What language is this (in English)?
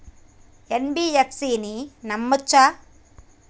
Telugu